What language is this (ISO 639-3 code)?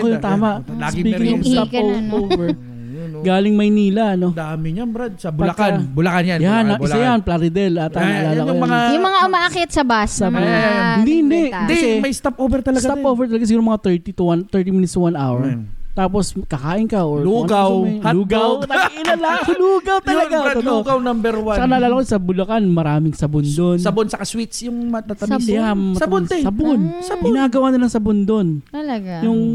fil